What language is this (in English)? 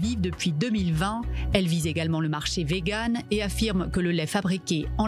French